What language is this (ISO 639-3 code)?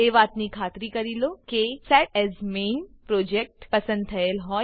guj